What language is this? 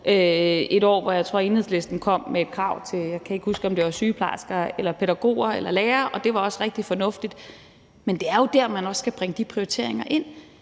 Danish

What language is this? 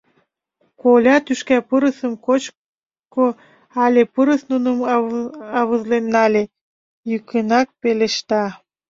Mari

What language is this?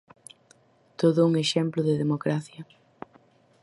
Galician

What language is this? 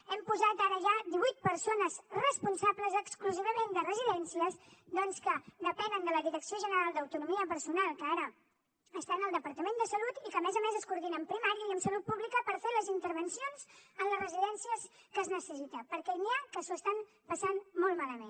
Catalan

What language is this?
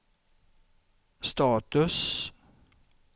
Swedish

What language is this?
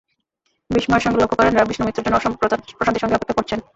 Bangla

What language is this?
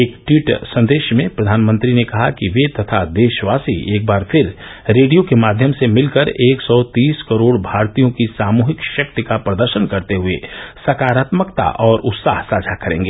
Hindi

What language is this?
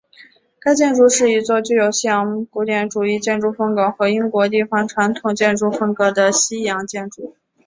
Chinese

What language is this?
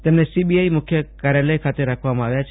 Gujarati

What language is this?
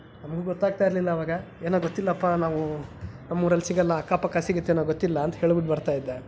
Kannada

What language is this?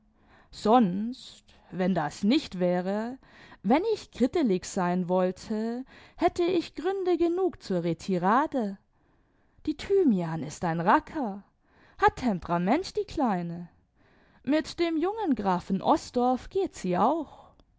German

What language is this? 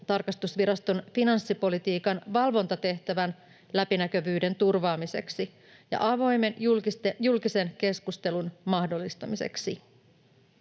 Finnish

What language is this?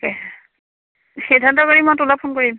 Assamese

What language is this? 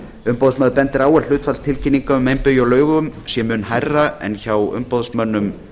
Icelandic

